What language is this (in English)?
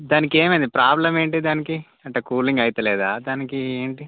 Telugu